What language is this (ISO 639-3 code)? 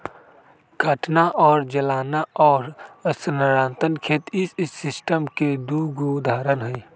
mag